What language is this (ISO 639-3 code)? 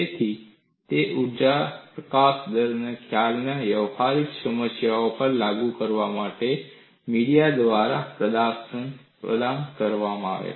guj